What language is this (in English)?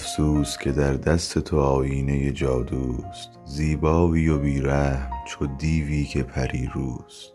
Persian